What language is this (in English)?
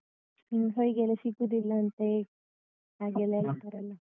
Kannada